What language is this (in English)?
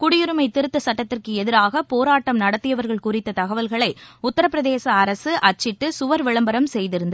Tamil